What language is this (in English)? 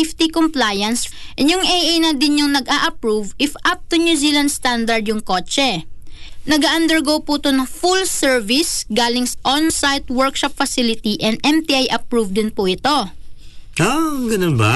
Filipino